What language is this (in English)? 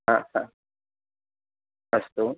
Sanskrit